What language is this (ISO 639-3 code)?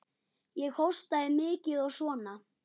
isl